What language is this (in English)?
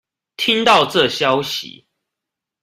Chinese